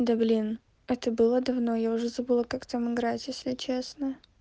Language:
Russian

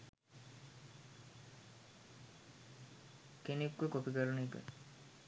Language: Sinhala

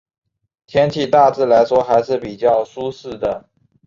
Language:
Chinese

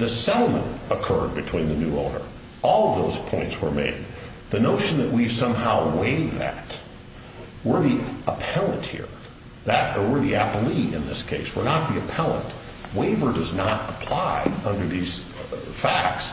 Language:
English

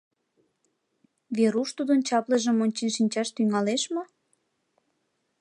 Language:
Mari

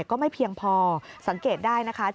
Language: Thai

